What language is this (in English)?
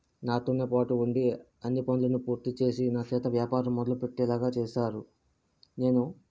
Telugu